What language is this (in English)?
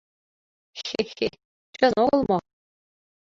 Mari